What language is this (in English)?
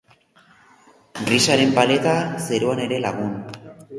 Basque